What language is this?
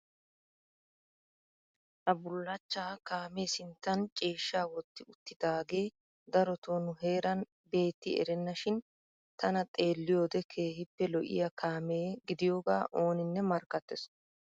Wolaytta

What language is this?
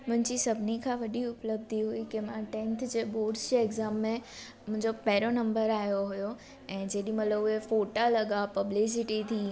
Sindhi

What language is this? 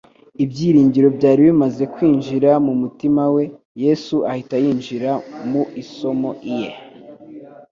Kinyarwanda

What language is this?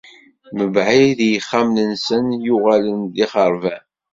Kabyle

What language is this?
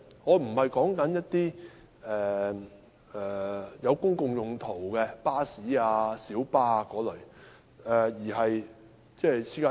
Cantonese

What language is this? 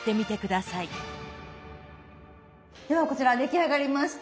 Japanese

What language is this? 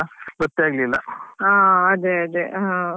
Kannada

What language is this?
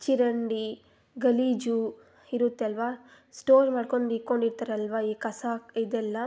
Kannada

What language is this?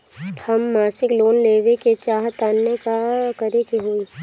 Bhojpuri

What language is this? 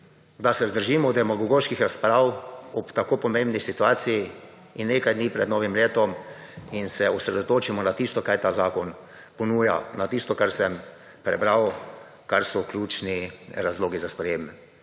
Slovenian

